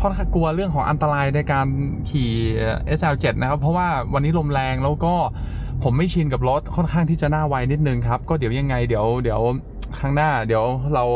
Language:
Thai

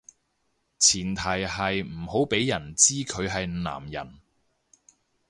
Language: Cantonese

